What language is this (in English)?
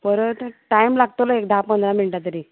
Konkani